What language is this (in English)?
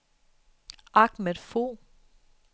Danish